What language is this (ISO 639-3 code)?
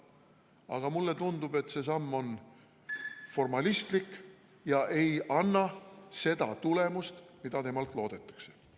est